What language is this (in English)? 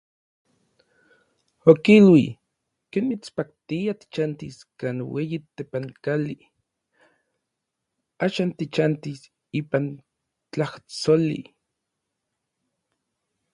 Orizaba Nahuatl